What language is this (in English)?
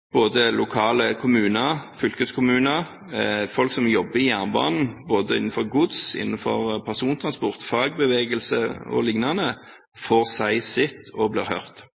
Norwegian Bokmål